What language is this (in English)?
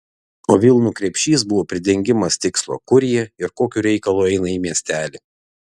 Lithuanian